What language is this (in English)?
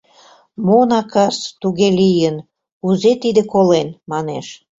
Mari